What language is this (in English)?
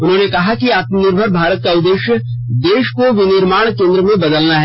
Hindi